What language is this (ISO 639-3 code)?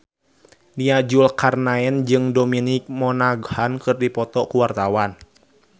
sun